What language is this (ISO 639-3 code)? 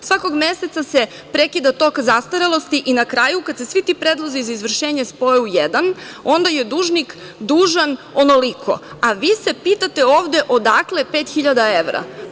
srp